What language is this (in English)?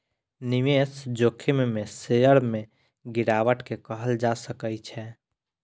Maithili